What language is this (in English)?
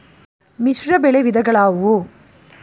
Kannada